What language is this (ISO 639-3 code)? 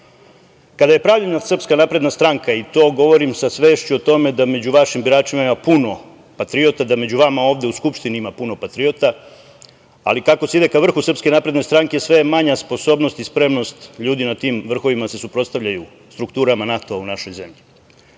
srp